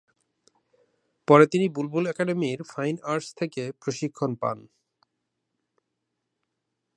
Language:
Bangla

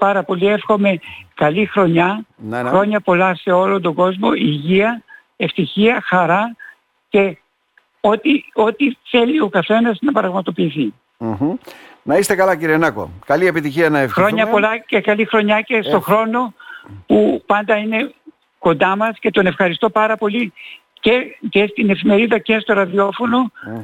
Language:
Greek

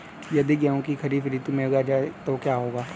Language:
Hindi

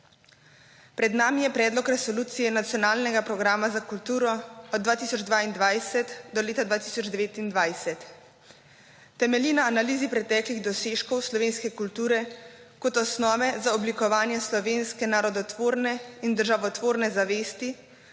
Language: Slovenian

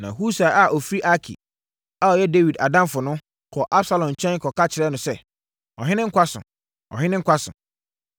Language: Akan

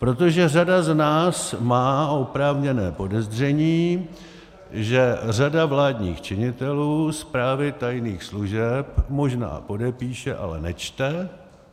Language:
Czech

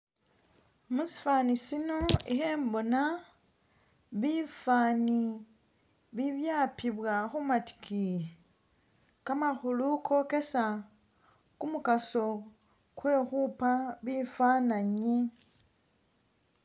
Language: Masaaba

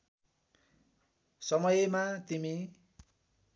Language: Nepali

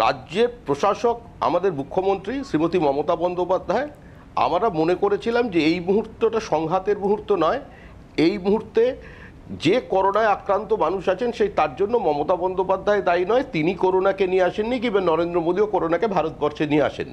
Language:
Hindi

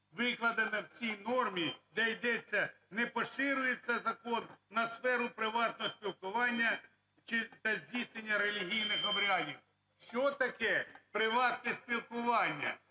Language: Ukrainian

